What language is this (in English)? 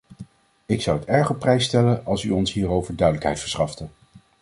Dutch